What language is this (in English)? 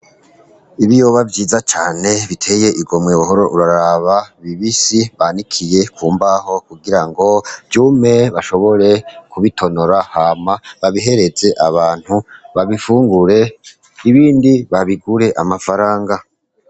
Rundi